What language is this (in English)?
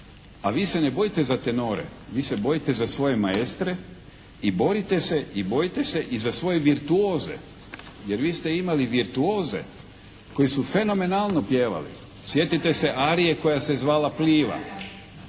Croatian